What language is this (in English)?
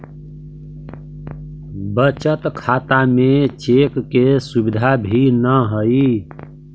Magahi